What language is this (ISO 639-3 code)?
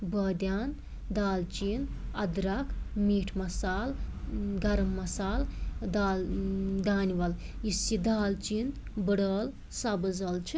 kas